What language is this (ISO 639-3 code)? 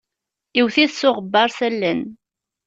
kab